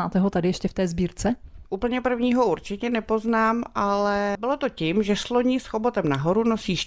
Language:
Czech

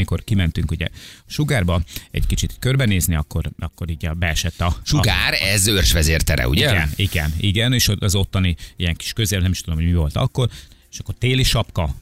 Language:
Hungarian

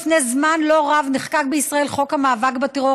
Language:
Hebrew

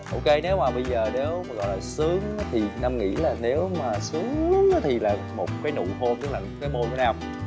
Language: Vietnamese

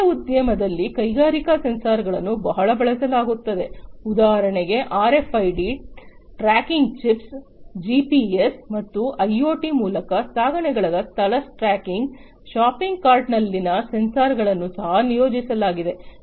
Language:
Kannada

